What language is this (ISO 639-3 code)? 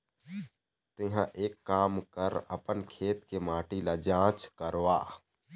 hne